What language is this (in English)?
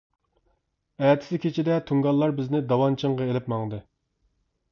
Uyghur